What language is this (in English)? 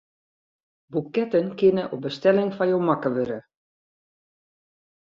Western Frisian